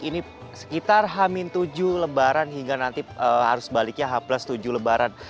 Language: Indonesian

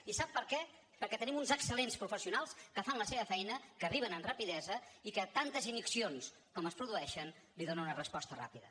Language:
Catalan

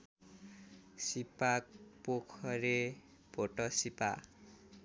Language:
Nepali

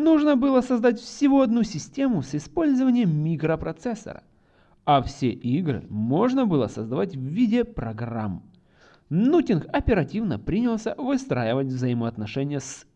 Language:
Russian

